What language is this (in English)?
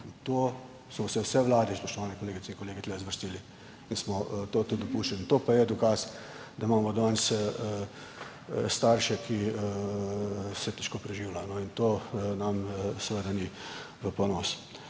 Slovenian